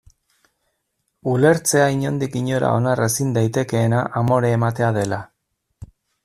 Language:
Basque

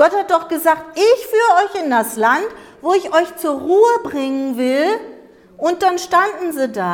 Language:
German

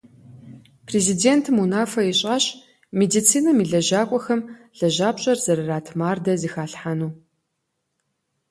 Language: Kabardian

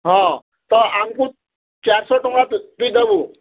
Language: Odia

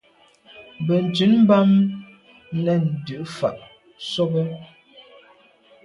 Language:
Medumba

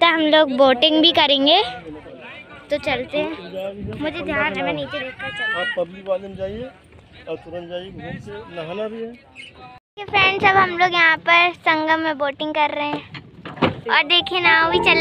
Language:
Indonesian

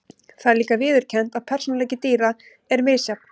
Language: Icelandic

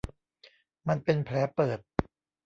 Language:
Thai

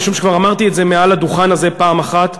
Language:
Hebrew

